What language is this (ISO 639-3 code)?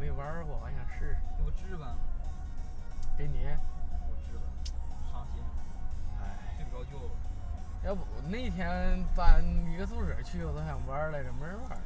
zho